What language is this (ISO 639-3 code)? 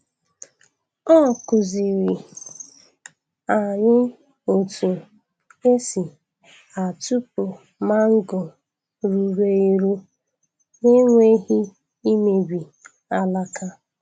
ibo